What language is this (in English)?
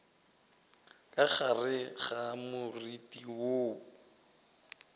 Northern Sotho